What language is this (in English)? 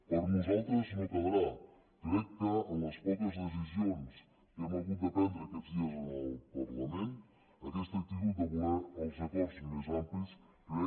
Catalan